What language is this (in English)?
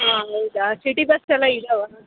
Kannada